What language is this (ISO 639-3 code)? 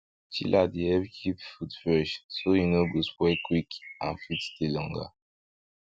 pcm